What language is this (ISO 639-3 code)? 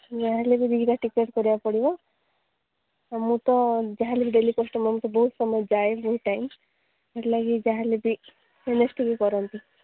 ori